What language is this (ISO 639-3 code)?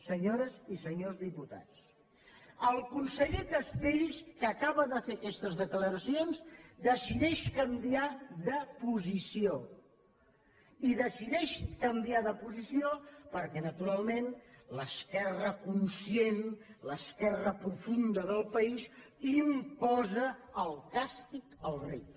cat